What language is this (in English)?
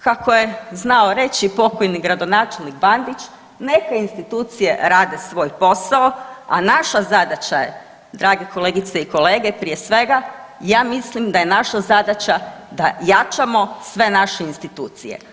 Croatian